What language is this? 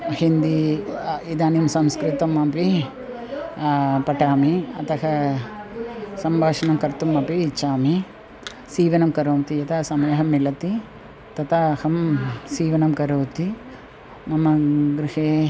Sanskrit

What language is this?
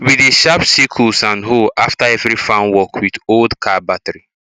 Nigerian Pidgin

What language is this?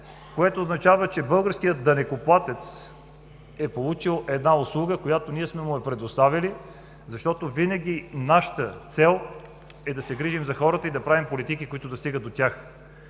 Bulgarian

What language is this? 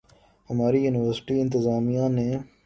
Urdu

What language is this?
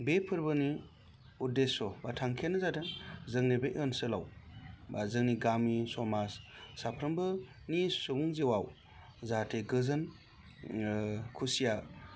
Bodo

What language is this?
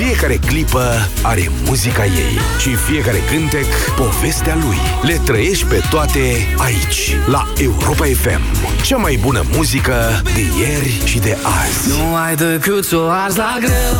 Romanian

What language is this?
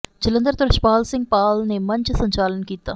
Punjabi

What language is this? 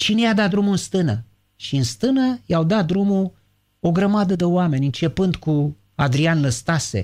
Romanian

